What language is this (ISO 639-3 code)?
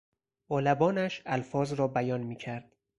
fas